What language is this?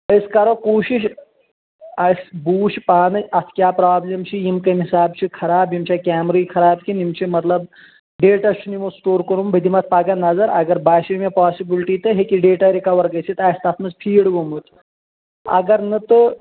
Kashmiri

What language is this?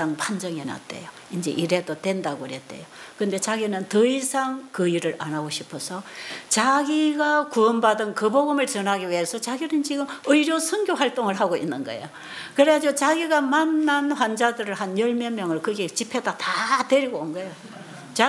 Korean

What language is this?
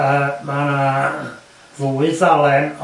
Welsh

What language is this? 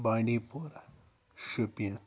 Kashmiri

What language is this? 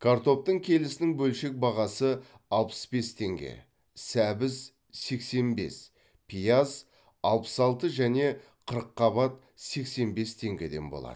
Kazakh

